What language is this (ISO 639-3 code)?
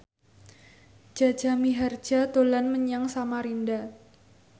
jav